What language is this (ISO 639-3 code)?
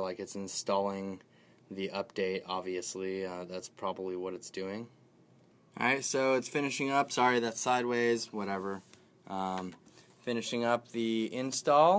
eng